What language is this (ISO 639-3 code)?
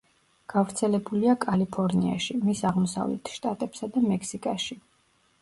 kat